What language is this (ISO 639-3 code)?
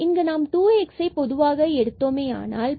tam